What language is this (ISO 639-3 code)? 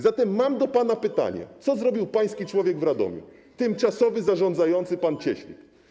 pol